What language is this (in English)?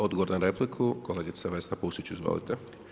Croatian